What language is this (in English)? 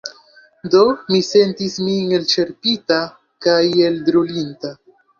Esperanto